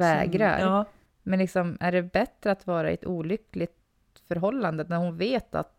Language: Swedish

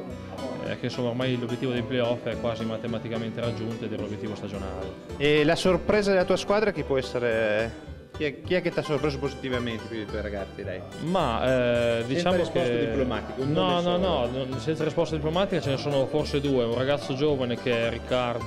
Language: Italian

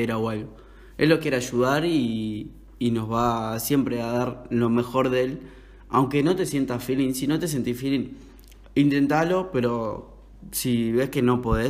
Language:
Spanish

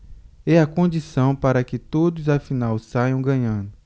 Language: Portuguese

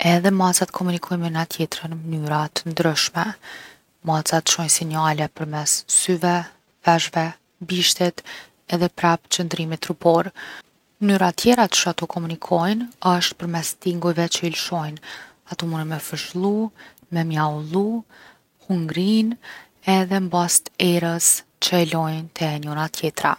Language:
Gheg Albanian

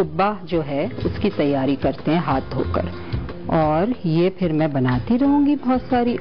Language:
Hindi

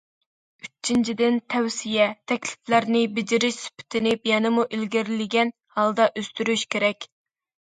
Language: Uyghur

